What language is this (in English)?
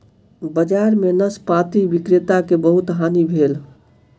Maithili